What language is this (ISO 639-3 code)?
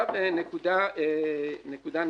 heb